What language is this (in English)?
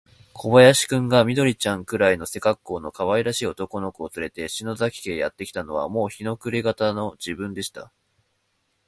Japanese